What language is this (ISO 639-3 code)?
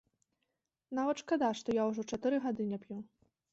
bel